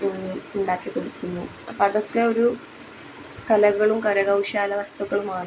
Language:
Malayalam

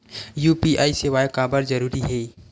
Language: Chhattisgarhi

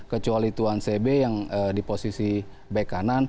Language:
Indonesian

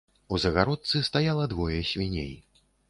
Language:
Belarusian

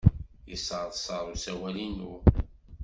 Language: Kabyle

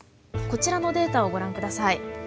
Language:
Japanese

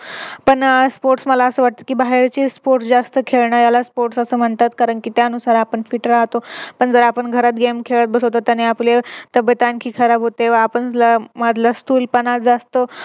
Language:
Marathi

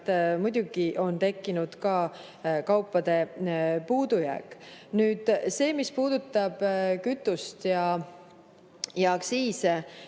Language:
Estonian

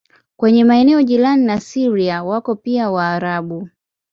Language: Swahili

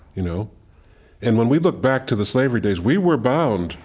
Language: English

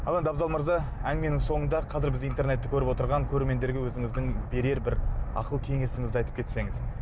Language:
Kazakh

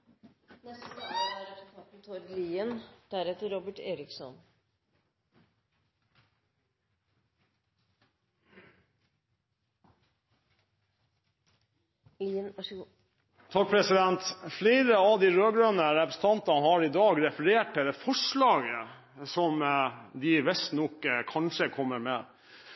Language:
Norwegian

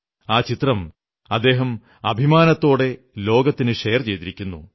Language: Malayalam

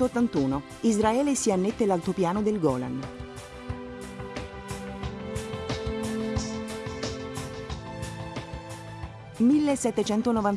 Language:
Italian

